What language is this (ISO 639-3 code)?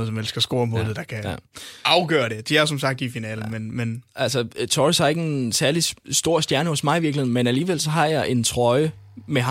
dan